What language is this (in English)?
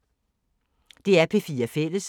Danish